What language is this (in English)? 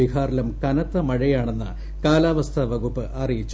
Malayalam